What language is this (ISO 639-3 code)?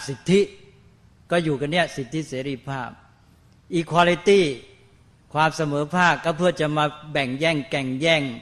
tha